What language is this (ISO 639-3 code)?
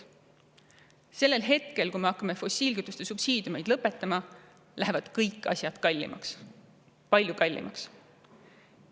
est